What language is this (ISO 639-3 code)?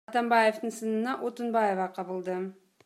kir